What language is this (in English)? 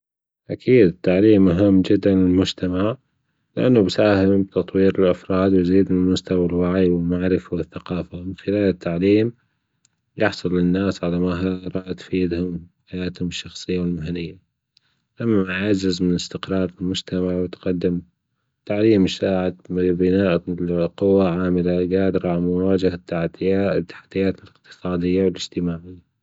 Gulf Arabic